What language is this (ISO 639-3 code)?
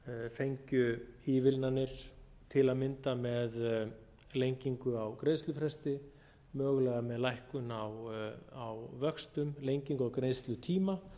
isl